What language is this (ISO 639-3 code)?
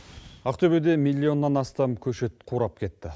kaz